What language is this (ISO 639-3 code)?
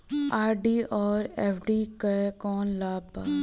bho